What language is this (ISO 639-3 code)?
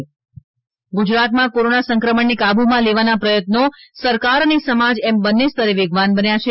guj